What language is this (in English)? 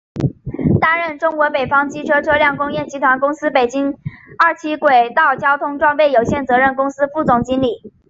Chinese